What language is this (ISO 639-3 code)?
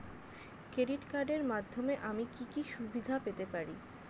ben